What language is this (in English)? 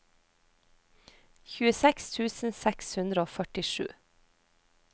Norwegian